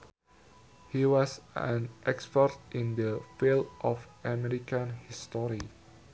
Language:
Sundanese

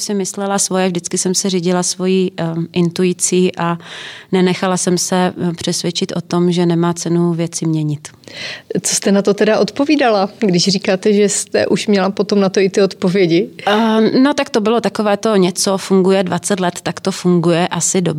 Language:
Czech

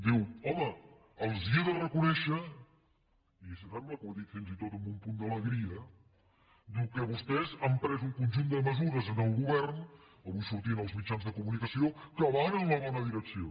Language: Catalan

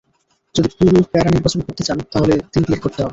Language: Bangla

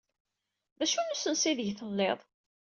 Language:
Kabyle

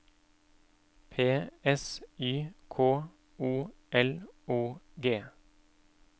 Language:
Norwegian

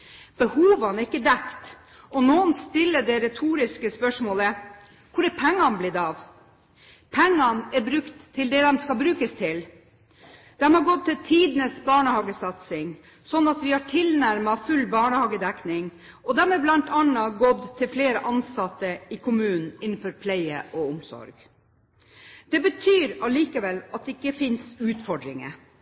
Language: Norwegian Bokmål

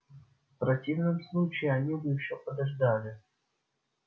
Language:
Russian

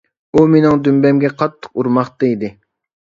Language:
Uyghur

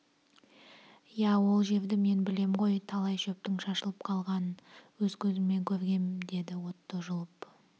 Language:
Kazakh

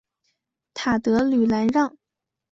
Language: Chinese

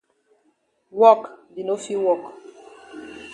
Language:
Cameroon Pidgin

